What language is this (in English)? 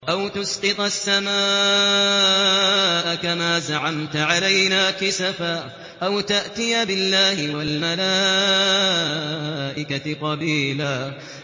Arabic